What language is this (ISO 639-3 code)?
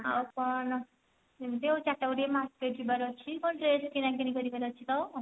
ori